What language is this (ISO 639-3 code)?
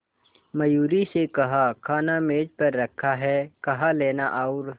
hin